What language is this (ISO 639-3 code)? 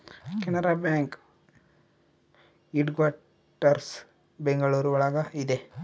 kan